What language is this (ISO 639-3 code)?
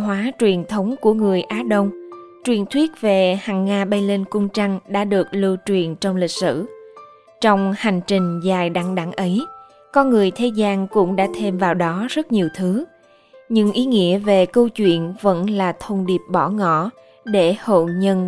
vie